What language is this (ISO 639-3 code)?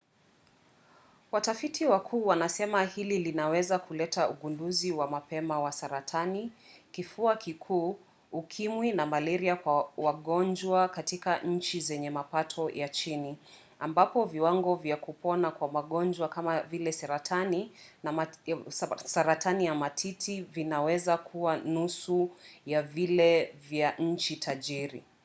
swa